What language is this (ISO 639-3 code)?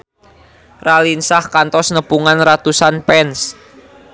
sun